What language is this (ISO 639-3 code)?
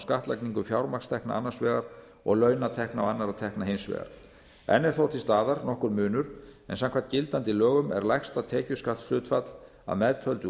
isl